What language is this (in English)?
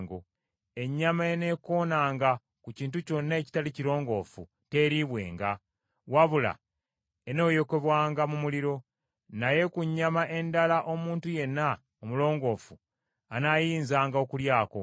Ganda